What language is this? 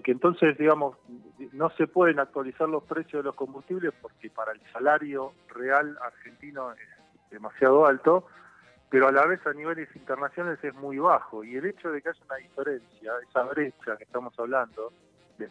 Spanish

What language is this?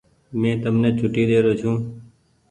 Goaria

